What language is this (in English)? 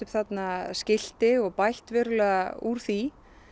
Icelandic